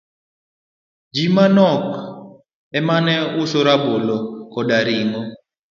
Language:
Luo (Kenya and Tanzania)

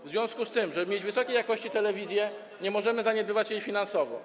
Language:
Polish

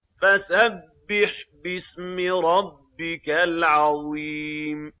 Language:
Arabic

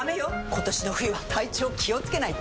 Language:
Japanese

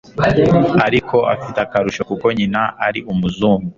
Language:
Kinyarwanda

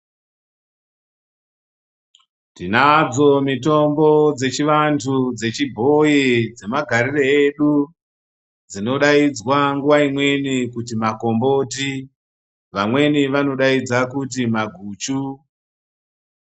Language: Ndau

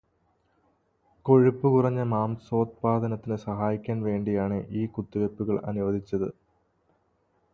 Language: Malayalam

